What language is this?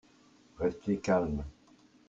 French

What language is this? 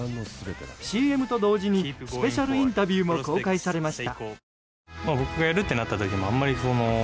Japanese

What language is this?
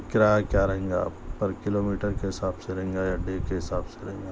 Urdu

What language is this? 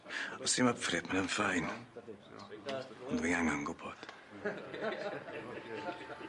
Welsh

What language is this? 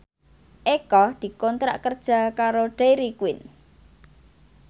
Javanese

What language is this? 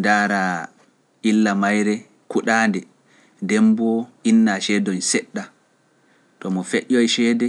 Pular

